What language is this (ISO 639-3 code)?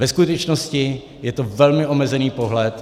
ces